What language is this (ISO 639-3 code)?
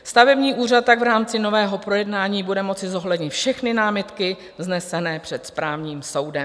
ces